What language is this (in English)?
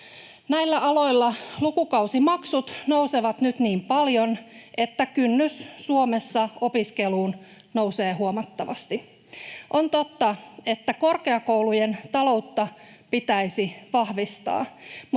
Finnish